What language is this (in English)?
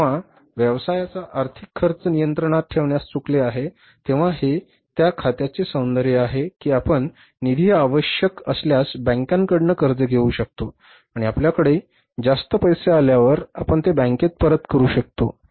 Marathi